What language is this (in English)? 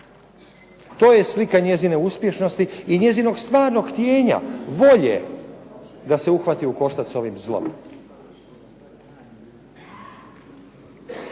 Croatian